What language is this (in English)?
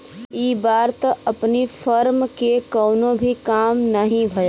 Bhojpuri